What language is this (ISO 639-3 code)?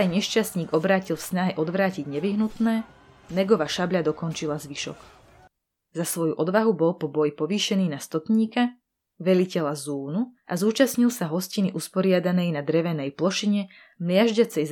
slk